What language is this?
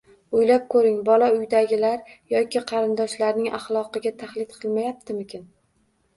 Uzbek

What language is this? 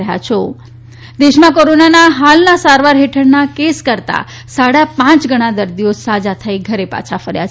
Gujarati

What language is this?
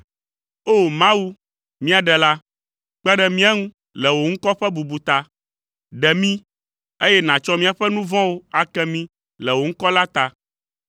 Ewe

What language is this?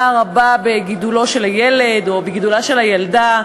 Hebrew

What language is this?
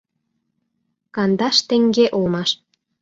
Mari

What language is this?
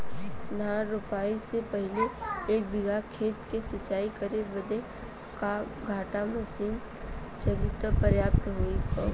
Bhojpuri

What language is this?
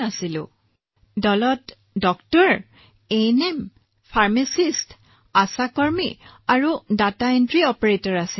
Assamese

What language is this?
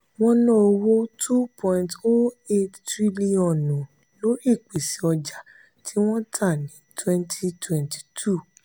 Yoruba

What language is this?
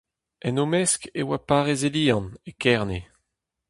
Breton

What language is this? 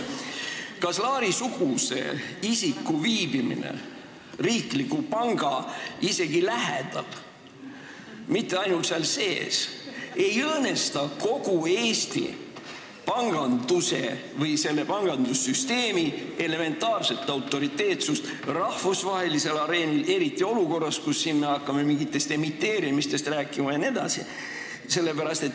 Estonian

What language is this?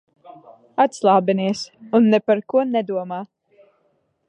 Latvian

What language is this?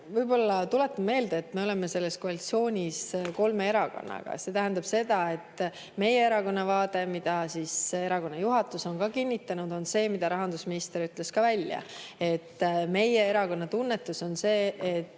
Estonian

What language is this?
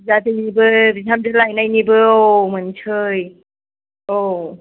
Bodo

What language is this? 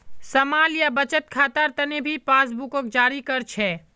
Magahi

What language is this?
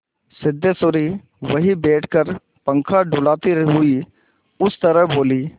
Hindi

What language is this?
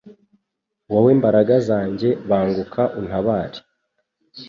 Kinyarwanda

